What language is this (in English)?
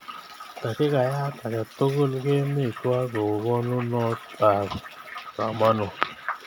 Kalenjin